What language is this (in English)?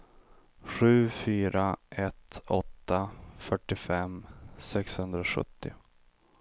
Swedish